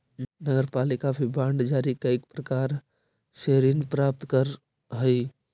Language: Magahi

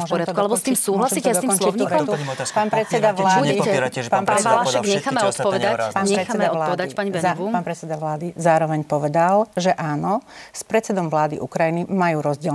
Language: Slovak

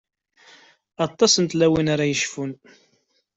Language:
Kabyle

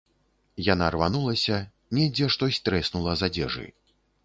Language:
Belarusian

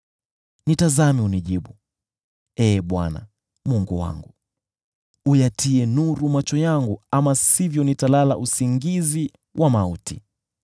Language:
Swahili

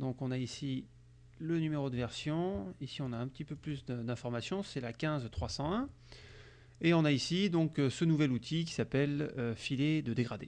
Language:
French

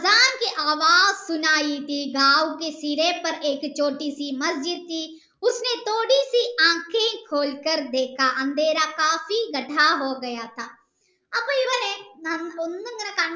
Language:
Malayalam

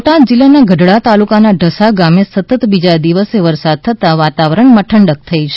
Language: Gujarati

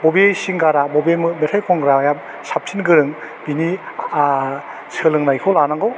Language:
Bodo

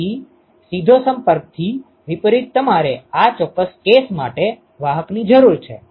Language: Gujarati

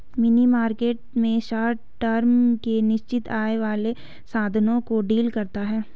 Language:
Hindi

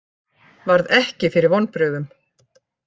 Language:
Icelandic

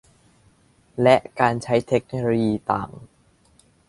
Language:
Thai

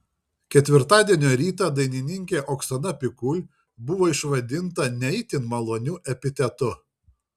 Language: Lithuanian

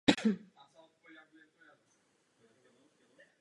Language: Czech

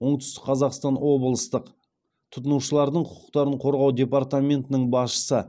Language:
Kazakh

